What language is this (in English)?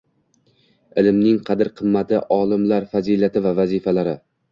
Uzbek